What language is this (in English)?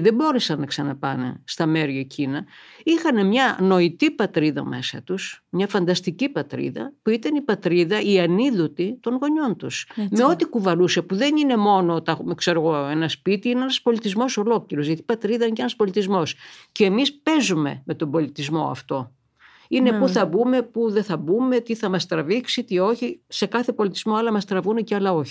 Greek